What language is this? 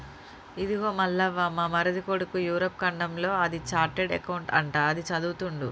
Telugu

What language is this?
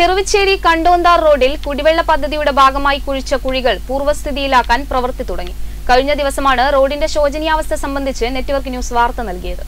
Malayalam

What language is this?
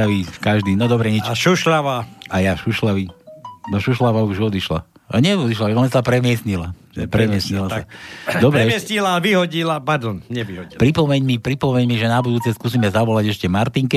Slovak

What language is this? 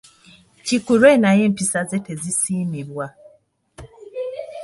Ganda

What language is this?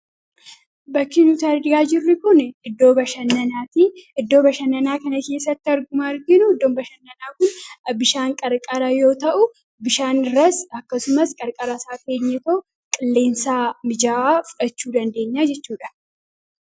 Oromo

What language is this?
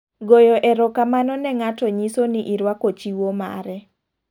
Luo (Kenya and Tanzania)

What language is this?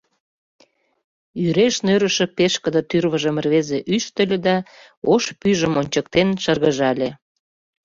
Mari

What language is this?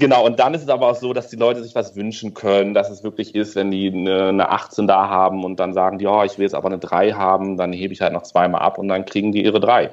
German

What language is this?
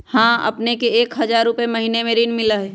Magahi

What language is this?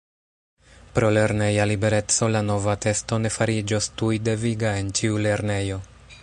Esperanto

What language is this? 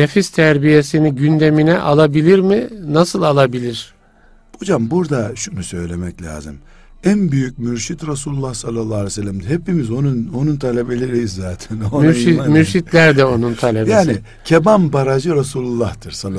Turkish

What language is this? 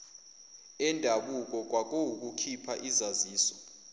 Zulu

